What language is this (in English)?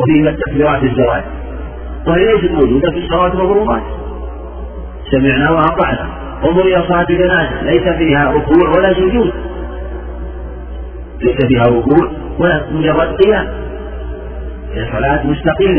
Arabic